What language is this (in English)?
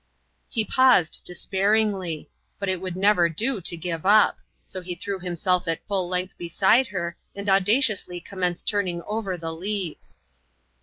English